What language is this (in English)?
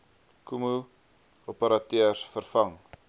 Afrikaans